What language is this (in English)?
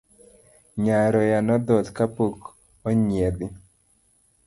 Luo (Kenya and Tanzania)